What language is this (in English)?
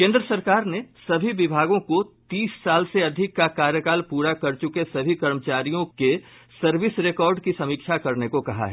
Hindi